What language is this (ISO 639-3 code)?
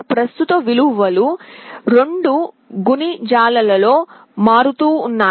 tel